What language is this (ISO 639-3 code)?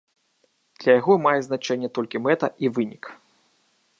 bel